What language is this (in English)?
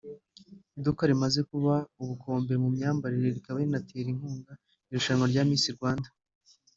Kinyarwanda